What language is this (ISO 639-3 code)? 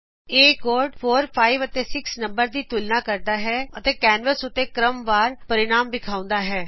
pan